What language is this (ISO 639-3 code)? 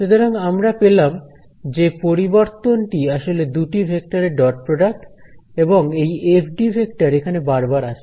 ben